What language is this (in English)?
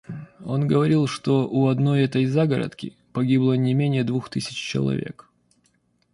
Russian